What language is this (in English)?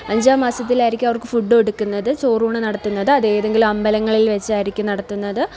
Malayalam